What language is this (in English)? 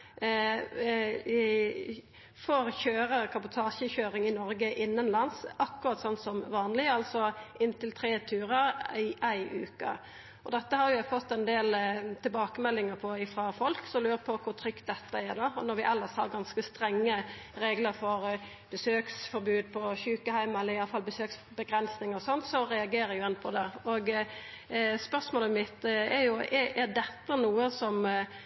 Norwegian Nynorsk